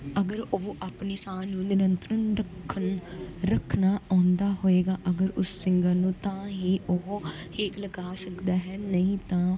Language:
Punjabi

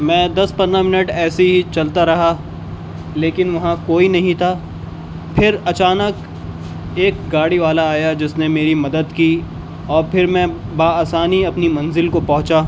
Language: Urdu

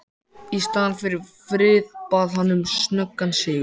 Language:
Icelandic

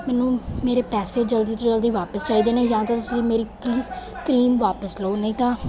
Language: Punjabi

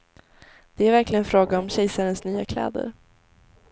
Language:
Swedish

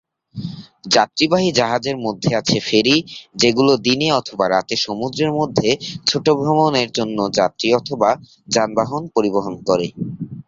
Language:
Bangla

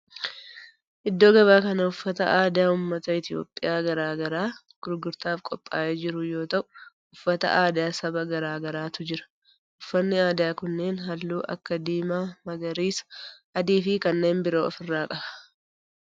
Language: Oromo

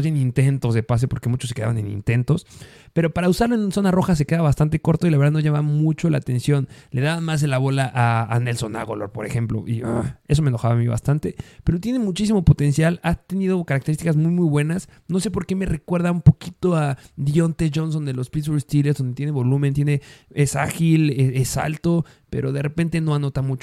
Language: Spanish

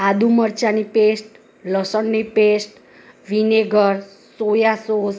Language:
Gujarati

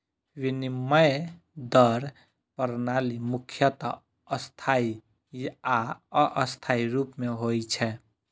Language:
Maithili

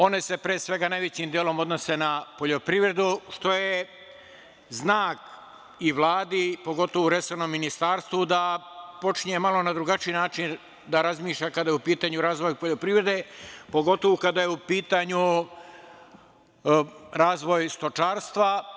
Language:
Serbian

